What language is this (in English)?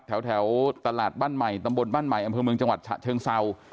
Thai